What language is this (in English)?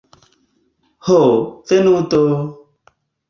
Esperanto